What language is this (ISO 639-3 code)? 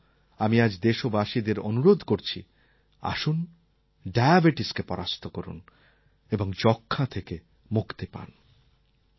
ben